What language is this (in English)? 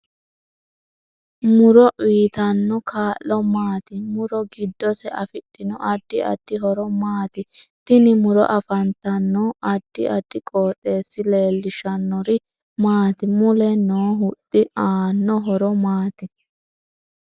Sidamo